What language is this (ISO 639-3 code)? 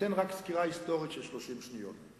heb